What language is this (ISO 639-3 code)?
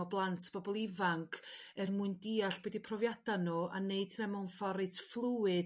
cym